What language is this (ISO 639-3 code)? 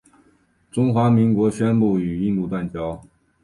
zho